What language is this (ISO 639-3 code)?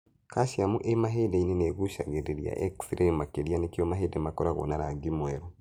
kik